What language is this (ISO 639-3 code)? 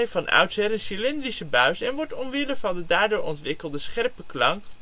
nld